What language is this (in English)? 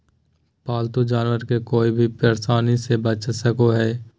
Magahi